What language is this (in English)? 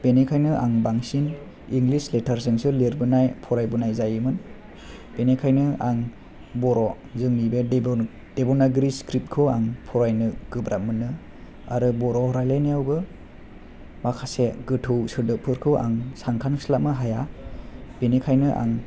Bodo